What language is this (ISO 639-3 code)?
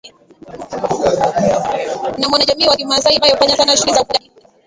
swa